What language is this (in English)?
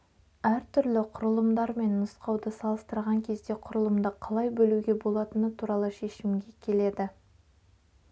Kazakh